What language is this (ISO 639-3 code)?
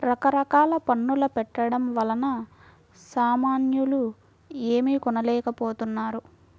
tel